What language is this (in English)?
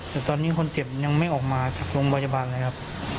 Thai